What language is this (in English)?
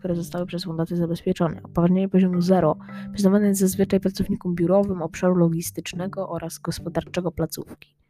Polish